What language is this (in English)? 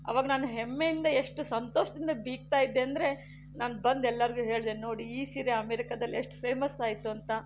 Kannada